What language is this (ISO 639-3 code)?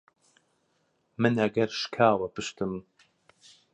ckb